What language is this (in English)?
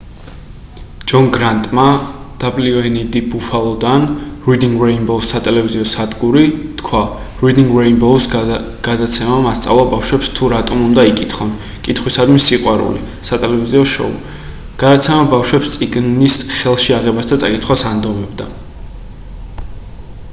Georgian